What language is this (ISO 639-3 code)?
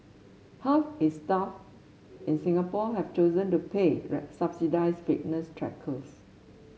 eng